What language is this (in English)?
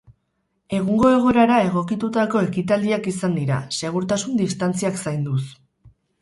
Basque